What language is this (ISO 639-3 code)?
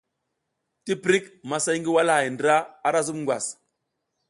giz